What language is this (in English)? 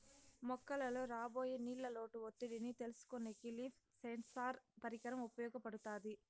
Telugu